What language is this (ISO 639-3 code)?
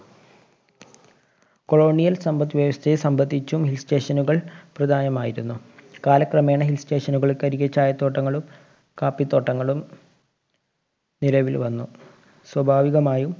mal